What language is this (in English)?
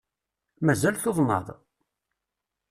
Kabyle